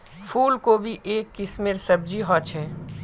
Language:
Magahi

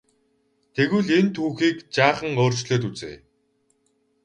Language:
Mongolian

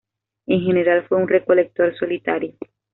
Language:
Spanish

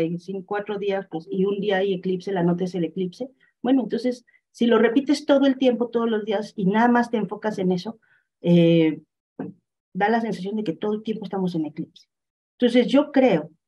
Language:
Spanish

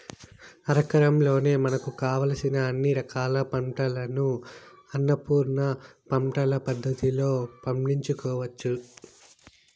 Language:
Telugu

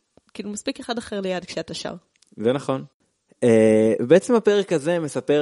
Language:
Hebrew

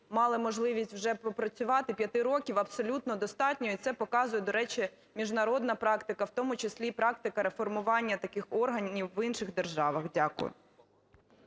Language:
Ukrainian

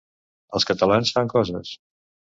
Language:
Catalan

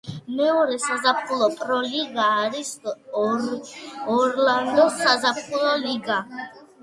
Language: Georgian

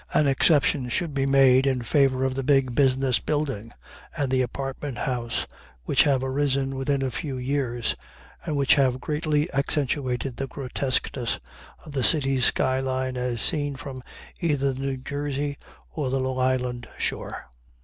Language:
English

